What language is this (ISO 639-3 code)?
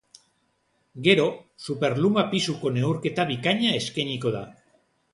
eus